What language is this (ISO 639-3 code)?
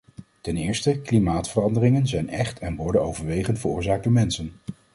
nld